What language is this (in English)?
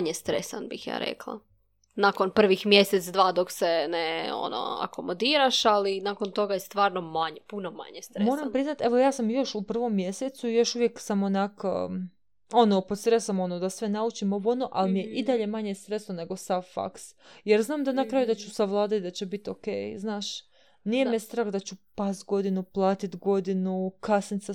Croatian